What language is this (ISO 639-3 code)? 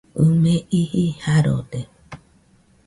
hux